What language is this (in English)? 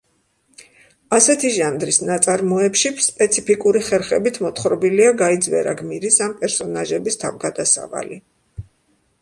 Georgian